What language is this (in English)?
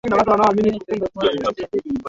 Swahili